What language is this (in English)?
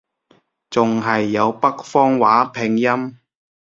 Cantonese